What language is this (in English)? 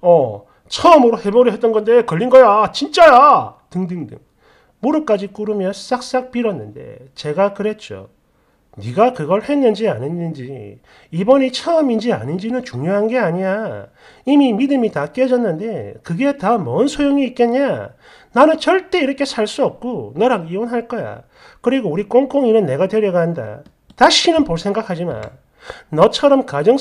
Korean